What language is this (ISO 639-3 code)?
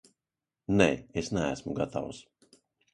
lav